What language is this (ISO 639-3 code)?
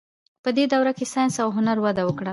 pus